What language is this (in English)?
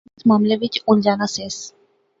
Pahari-Potwari